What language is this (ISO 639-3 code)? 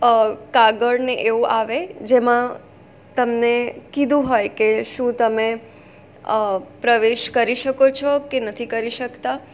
guj